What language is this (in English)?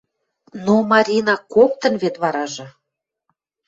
Western Mari